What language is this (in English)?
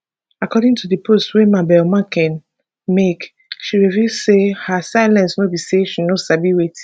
Nigerian Pidgin